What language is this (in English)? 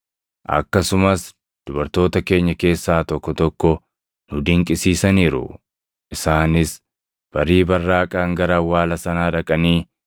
Oromo